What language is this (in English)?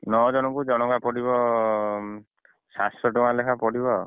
Odia